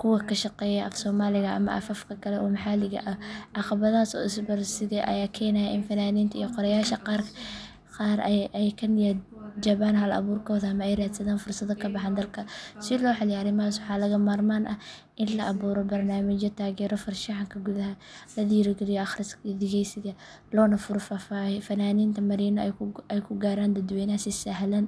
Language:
Somali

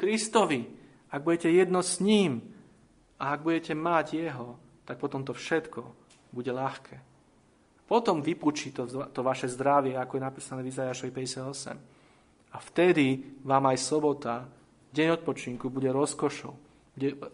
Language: Slovak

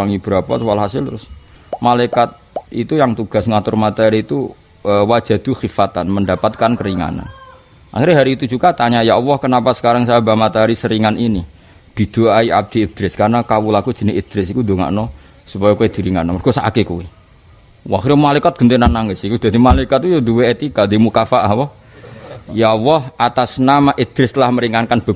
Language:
Indonesian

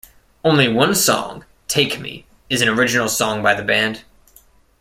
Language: English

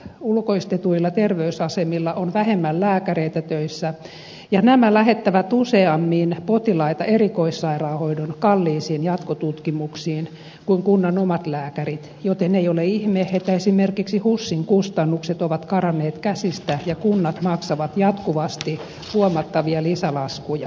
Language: Finnish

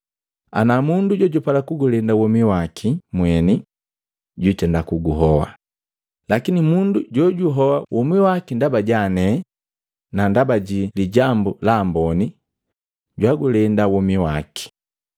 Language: Matengo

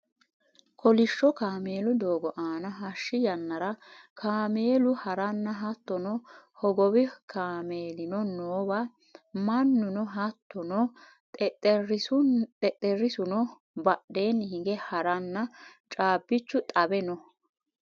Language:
Sidamo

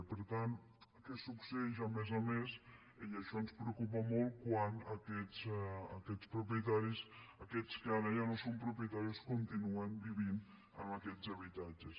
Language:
Catalan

